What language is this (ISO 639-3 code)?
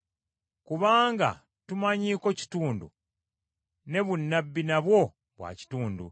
lug